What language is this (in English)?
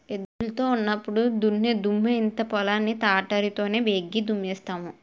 Telugu